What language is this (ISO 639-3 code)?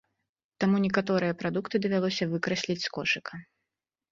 bel